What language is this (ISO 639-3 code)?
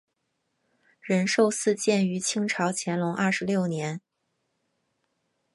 zho